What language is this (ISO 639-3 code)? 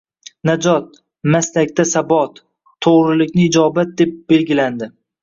uzb